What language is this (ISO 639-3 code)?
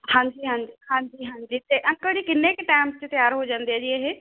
pan